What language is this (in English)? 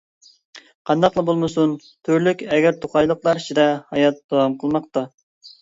Uyghur